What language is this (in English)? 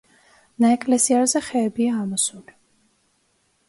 Georgian